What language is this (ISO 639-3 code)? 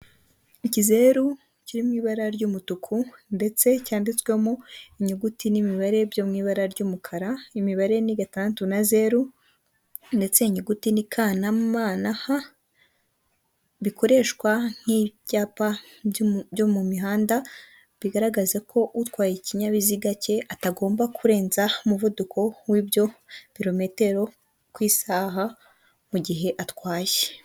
kin